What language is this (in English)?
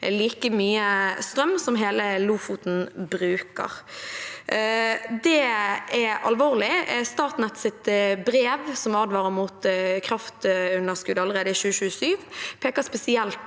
Norwegian